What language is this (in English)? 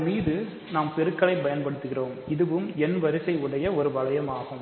Tamil